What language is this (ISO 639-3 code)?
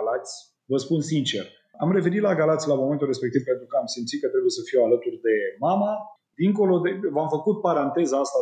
ron